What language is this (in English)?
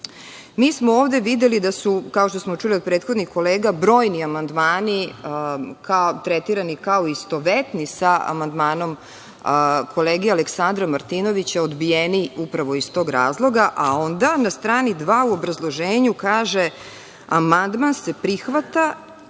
Serbian